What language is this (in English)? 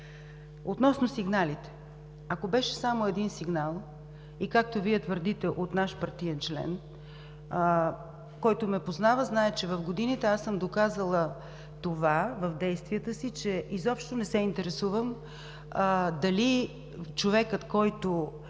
Bulgarian